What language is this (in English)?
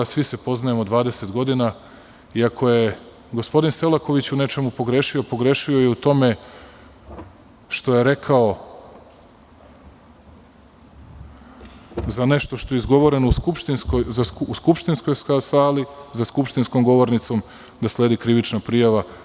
Serbian